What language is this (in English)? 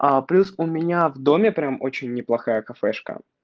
Russian